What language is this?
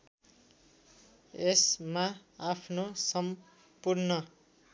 Nepali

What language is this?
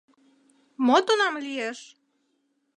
Mari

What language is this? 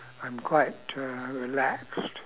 English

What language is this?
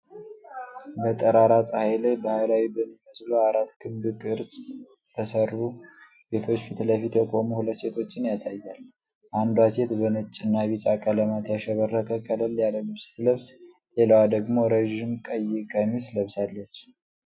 Amharic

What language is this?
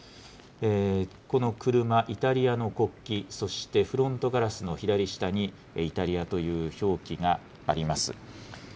Japanese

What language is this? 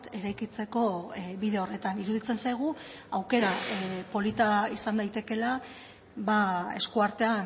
Basque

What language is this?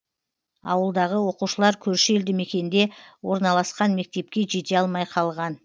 Kazakh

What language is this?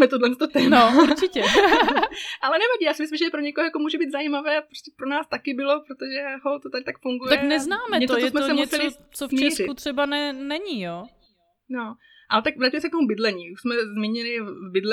Czech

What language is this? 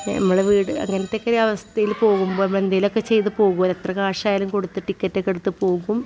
Malayalam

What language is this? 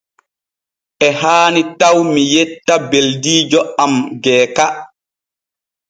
Borgu Fulfulde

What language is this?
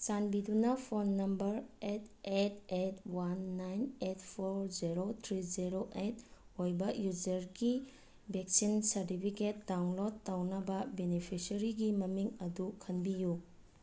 Manipuri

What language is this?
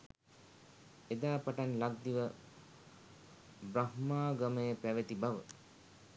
Sinhala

